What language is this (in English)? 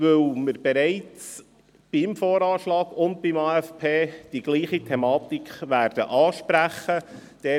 Swiss German